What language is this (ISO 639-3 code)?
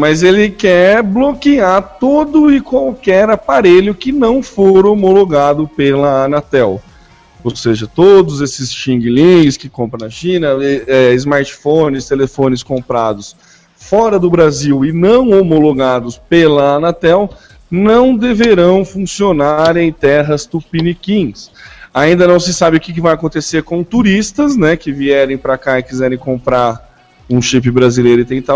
por